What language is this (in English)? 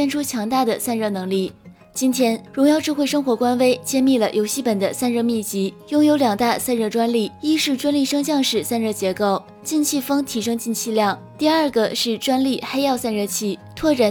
Chinese